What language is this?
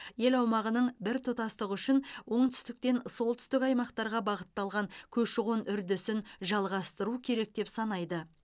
Kazakh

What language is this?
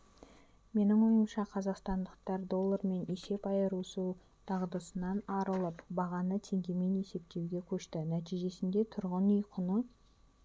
Kazakh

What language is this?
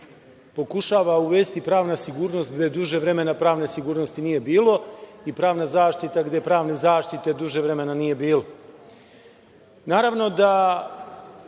Serbian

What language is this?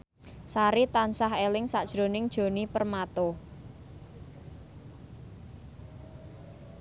Javanese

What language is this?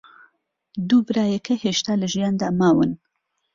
Central Kurdish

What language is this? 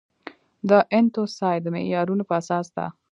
Pashto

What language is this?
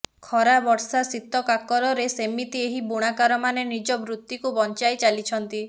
Odia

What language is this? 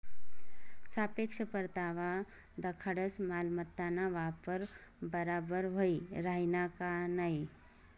Marathi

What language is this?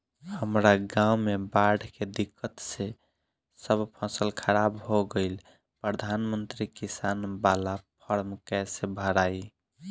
Bhojpuri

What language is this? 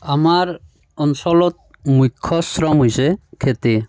Assamese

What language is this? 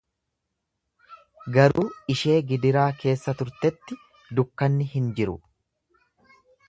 Oromo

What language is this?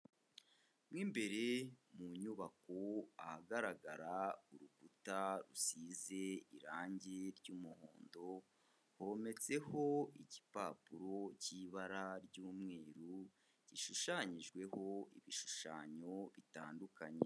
Kinyarwanda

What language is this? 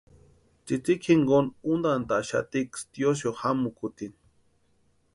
Western Highland Purepecha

